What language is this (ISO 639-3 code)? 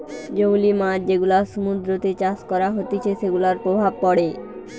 ben